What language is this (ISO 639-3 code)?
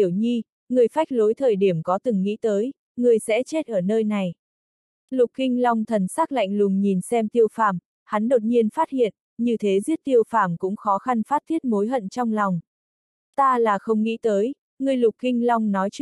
vie